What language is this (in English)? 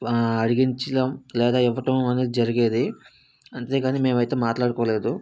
Telugu